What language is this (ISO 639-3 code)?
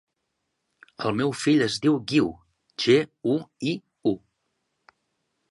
cat